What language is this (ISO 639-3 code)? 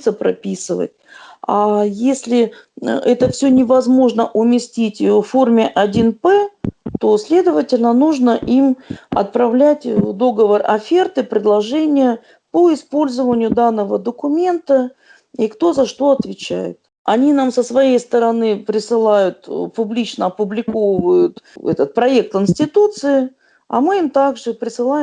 rus